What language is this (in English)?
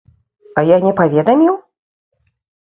Belarusian